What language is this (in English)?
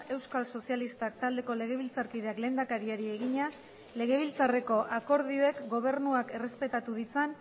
Basque